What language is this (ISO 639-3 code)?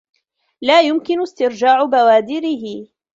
ara